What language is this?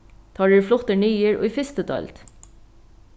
Faroese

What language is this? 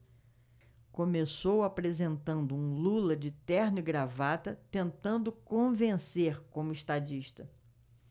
Portuguese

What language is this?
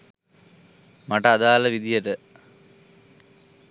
Sinhala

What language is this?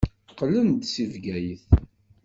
Kabyle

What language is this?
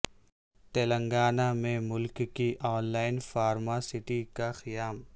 Urdu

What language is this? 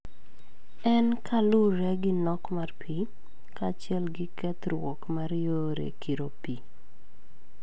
Luo (Kenya and Tanzania)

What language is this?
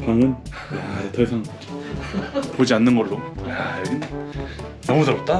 Korean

